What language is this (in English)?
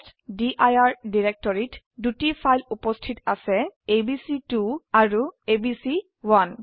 Assamese